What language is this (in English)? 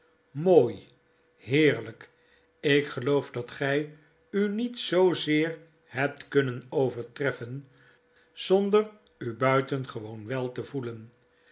Dutch